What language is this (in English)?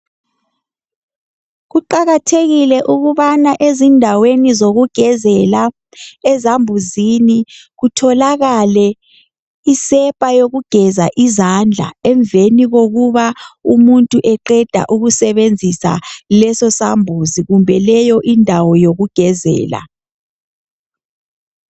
North Ndebele